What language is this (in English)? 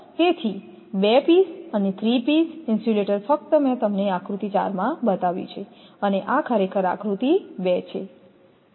Gujarati